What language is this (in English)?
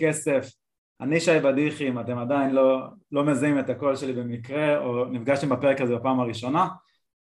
Hebrew